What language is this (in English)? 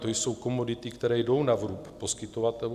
Czech